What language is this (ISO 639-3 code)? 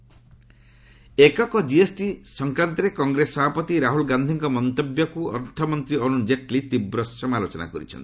ori